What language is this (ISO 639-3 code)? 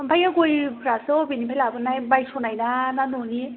brx